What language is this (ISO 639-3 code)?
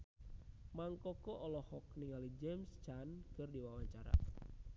sun